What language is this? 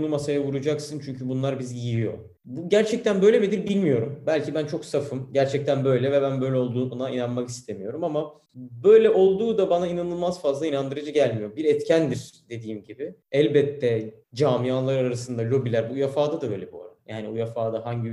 Turkish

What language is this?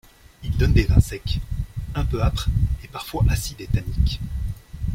French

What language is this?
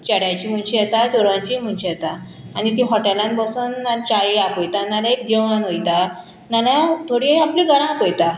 Konkani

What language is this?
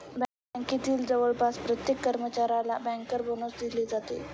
Marathi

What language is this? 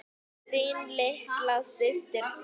Icelandic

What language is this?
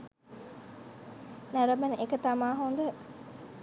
Sinhala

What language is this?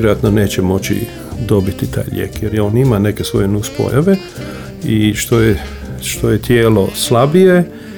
Croatian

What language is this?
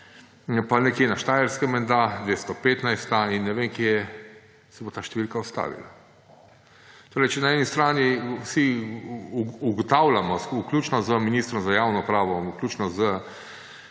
Slovenian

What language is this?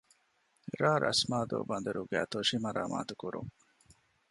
Divehi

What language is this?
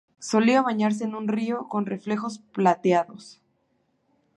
Spanish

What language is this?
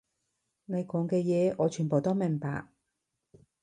Cantonese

